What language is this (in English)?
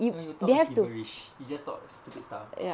English